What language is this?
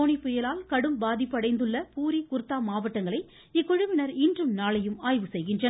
Tamil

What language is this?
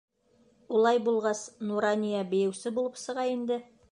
Bashkir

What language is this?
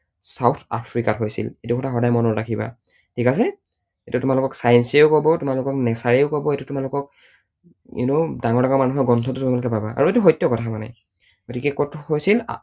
Assamese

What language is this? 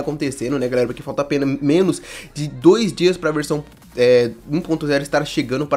Portuguese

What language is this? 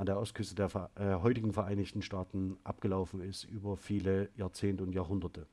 German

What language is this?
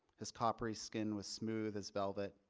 English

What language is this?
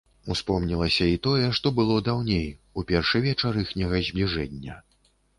Belarusian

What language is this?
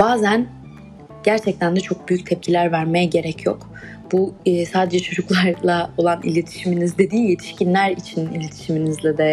Turkish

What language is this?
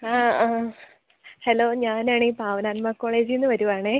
Malayalam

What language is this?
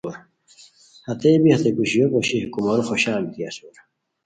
Khowar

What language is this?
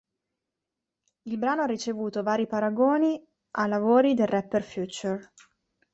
Italian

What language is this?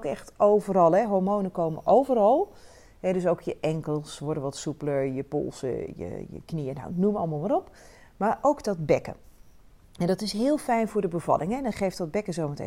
Dutch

